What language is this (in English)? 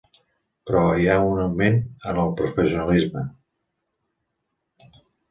Catalan